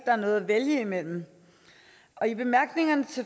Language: Danish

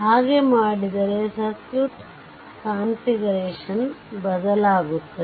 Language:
Kannada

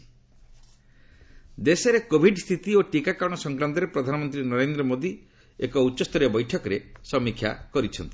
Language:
Odia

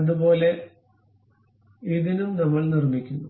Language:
Malayalam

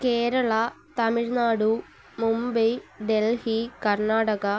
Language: Malayalam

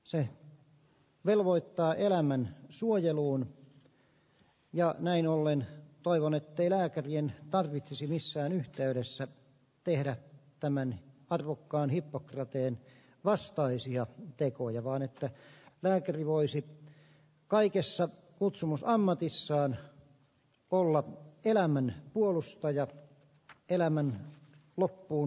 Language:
Finnish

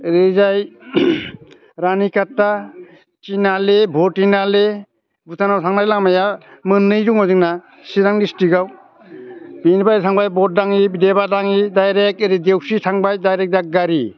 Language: Bodo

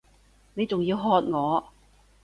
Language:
Cantonese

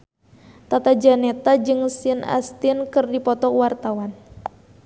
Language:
Sundanese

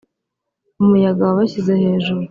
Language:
Kinyarwanda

